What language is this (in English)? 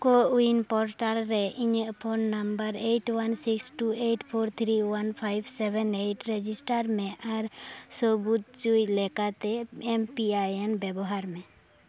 Santali